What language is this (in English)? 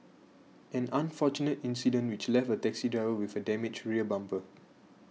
English